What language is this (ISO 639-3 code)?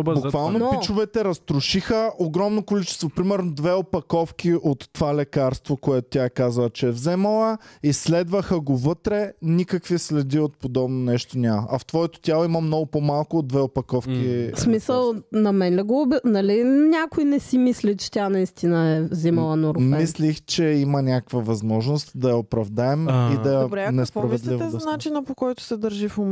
bul